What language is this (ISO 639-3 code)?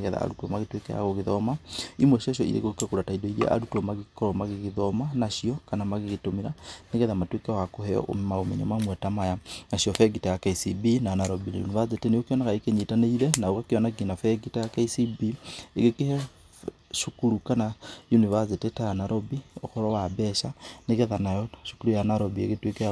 kik